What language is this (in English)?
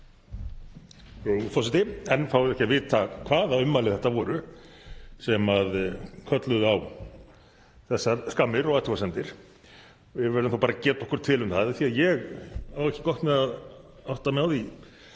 Icelandic